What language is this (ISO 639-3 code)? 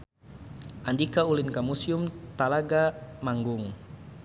sun